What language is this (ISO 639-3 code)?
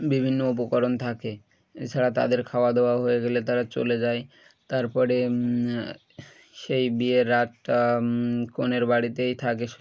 ben